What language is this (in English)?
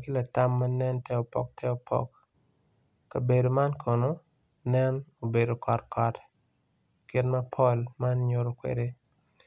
Acoli